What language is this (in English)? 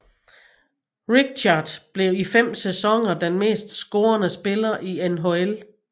Danish